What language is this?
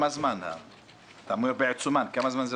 Hebrew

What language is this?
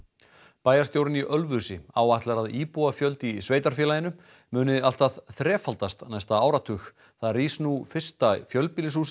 Icelandic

